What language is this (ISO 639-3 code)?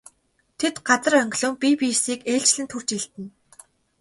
mon